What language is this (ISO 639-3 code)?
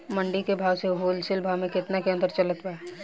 bho